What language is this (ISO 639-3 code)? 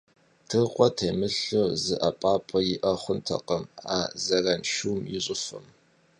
kbd